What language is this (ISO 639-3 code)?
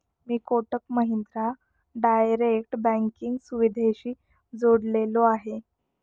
mar